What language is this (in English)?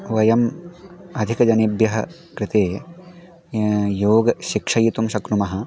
Sanskrit